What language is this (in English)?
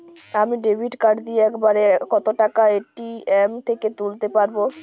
Bangla